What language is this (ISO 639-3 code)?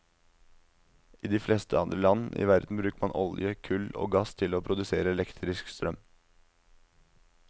nor